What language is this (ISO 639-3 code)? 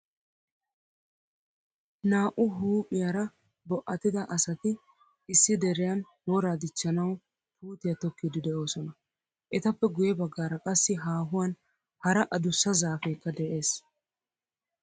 wal